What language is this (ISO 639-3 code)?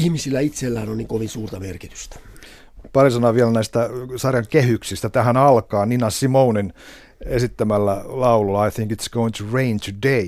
fin